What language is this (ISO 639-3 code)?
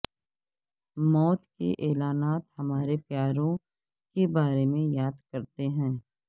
urd